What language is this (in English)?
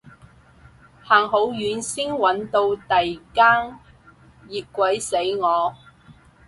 Cantonese